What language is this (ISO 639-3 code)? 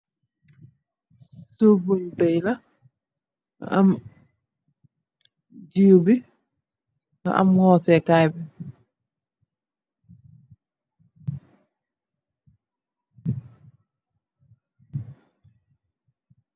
wol